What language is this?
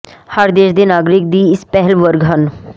Punjabi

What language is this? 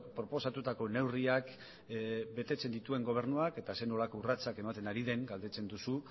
Basque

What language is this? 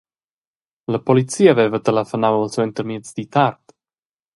Romansh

